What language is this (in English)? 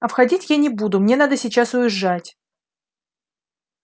Russian